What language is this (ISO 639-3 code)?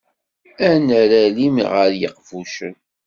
kab